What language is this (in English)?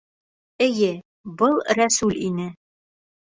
Bashkir